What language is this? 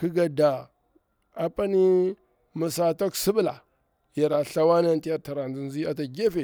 Bura-Pabir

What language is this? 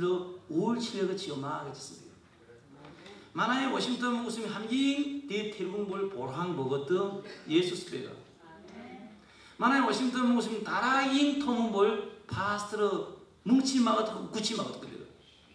Korean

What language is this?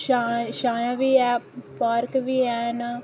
Dogri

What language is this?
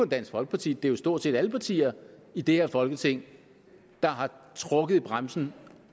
Danish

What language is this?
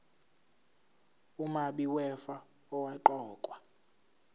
Zulu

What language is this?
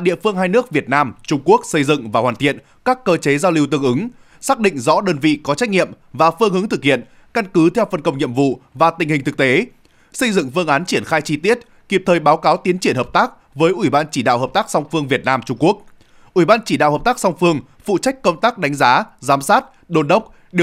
Vietnamese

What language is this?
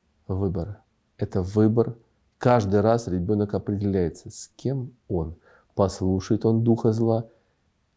Russian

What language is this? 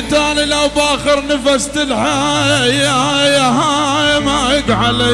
Arabic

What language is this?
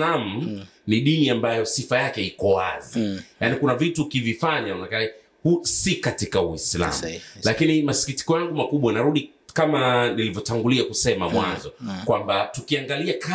Swahili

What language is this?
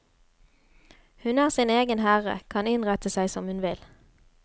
Norwegian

